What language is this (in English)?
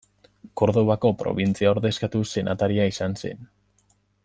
Basque